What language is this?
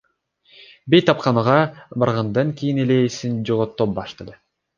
Kyrgyz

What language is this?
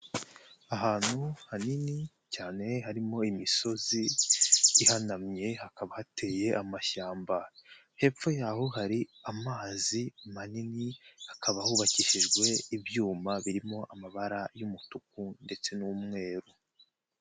Kinyarwanda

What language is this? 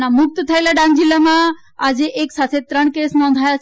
Gujarati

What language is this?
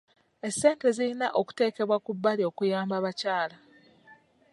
Ganda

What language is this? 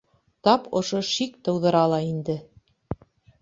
Bashkir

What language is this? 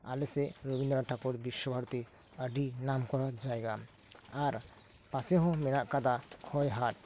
Santali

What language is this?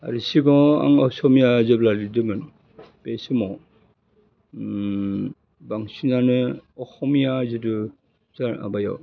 Bodo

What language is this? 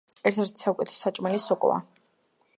Georgian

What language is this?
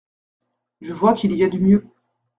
French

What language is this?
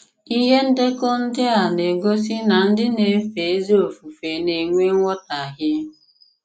Igbo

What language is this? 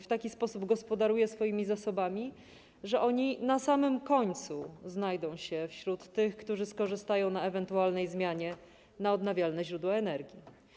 Polish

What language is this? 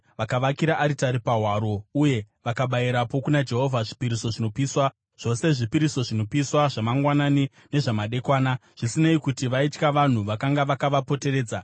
Shona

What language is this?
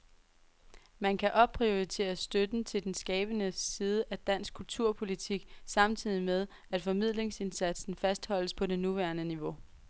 Danish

